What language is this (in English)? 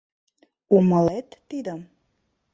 Mari